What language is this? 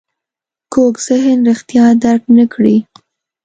Pashto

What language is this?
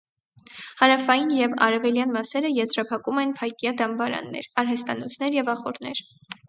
Armenian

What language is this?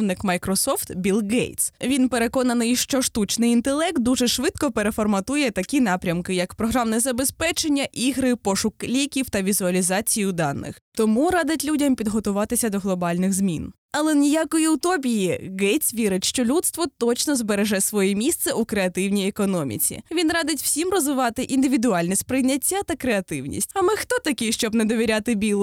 Ukrainian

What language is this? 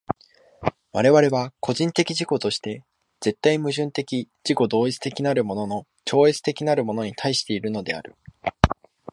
Japanese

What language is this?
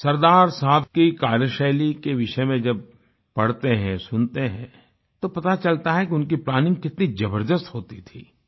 Hindi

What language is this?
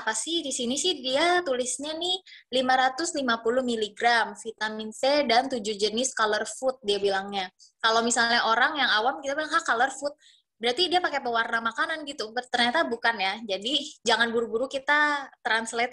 Indonesian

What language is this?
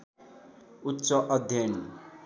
Nepali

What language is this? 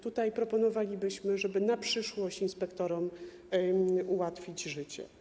Polish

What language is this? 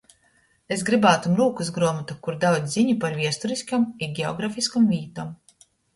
Latgalian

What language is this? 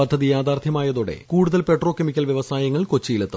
Malayalam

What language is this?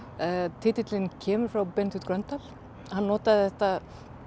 Icelandic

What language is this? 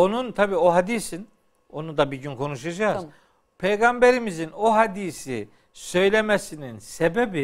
Turkish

